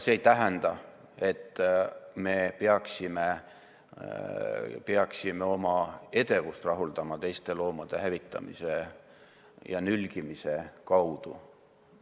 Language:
Estonian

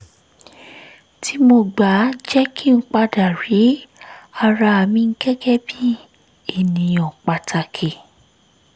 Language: Yoruba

